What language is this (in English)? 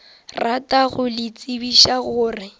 Northern Sotho